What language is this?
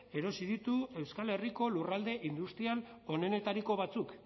Basque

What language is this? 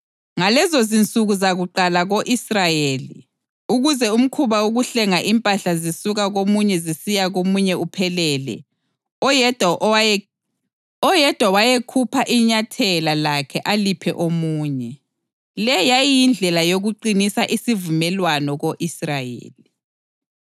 North Ndebele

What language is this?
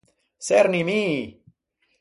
Ligurian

